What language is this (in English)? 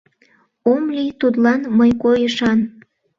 Mari